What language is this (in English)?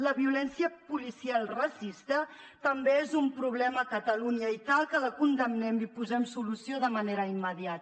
Catalan